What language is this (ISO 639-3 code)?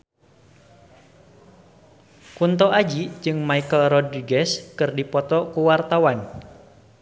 sun